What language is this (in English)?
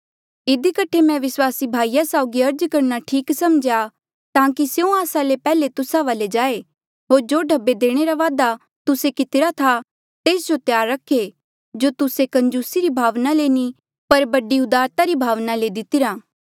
Mandeali